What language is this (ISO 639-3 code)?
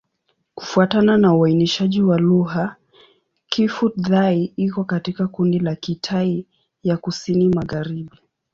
swa